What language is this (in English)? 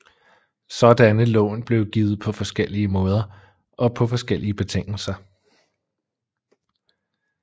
Danish